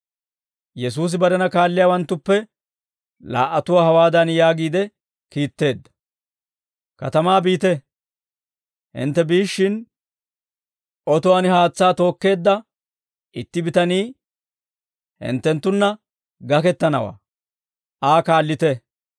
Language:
Dawro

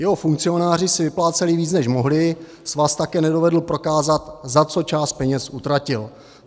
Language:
Czech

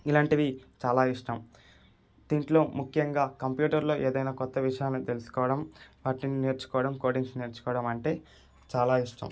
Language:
Telugu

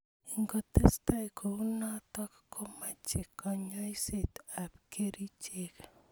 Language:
Kalenjin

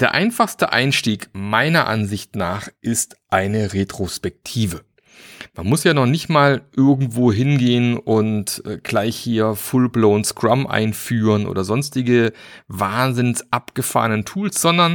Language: German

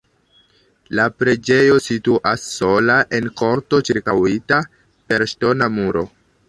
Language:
Esperanto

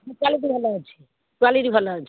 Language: Odia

